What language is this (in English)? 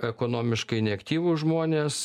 Lithuanian